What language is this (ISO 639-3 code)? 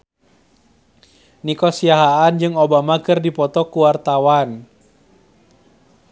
sun